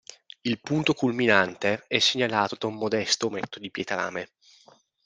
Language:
Italian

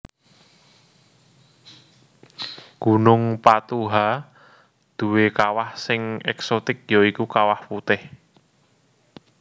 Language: Javanese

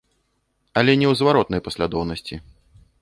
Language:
Belarusian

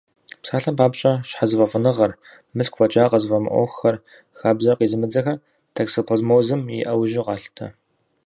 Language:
Kabardian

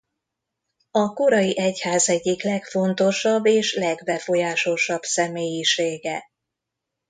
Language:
Hungarian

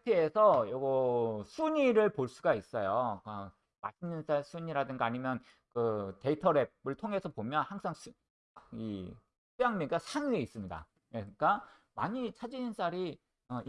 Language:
Korean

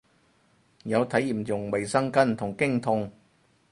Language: Cantonese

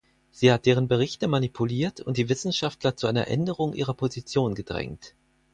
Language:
German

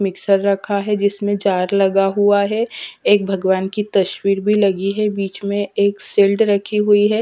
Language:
Hindi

